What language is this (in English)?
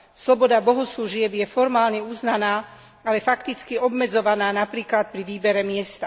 Slovak